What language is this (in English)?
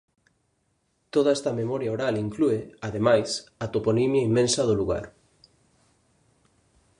Galician